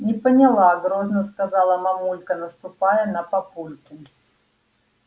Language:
Russian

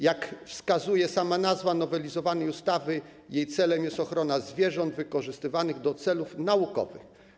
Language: Polish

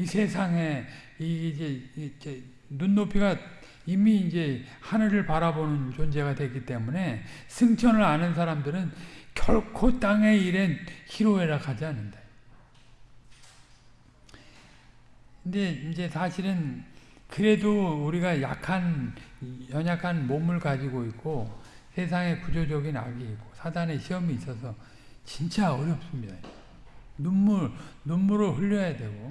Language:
Korean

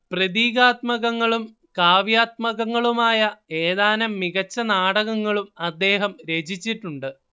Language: Malayalam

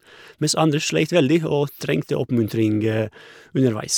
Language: Norwegian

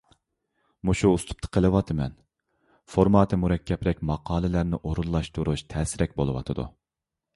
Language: Uyghur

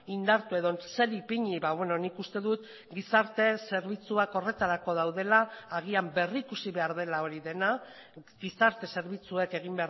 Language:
Basque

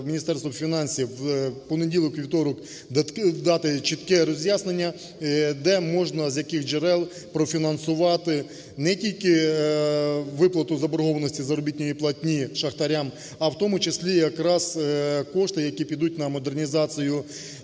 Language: Ukrainian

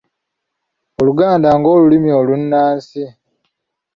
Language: Ganda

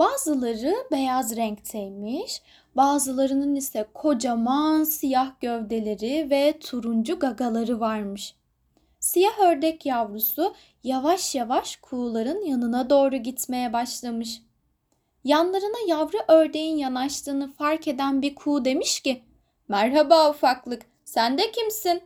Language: Turkish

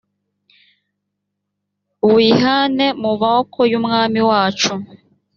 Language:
Kinyarwanda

